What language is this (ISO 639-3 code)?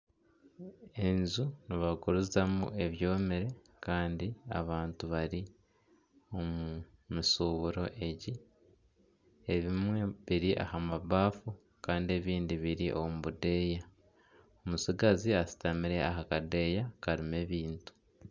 nyn